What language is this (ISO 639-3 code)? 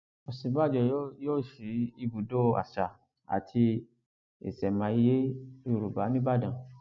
yor